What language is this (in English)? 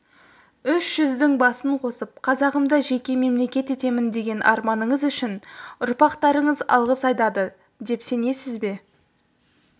Kazakh